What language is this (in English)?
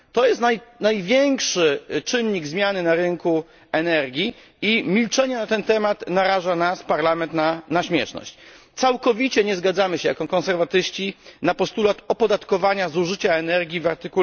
Polish